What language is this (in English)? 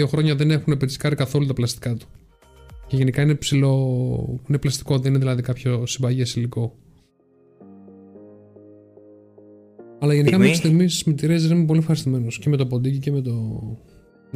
Greek